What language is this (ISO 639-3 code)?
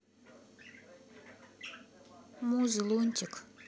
rus